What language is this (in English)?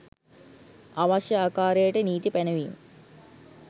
Sinhala